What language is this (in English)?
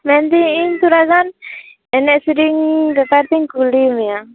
Santali